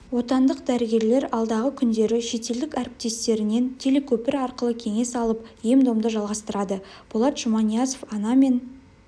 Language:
Kazakh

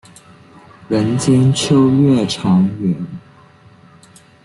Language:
Chinese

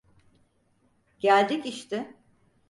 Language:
Turkish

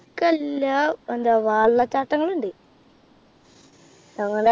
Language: Malayalam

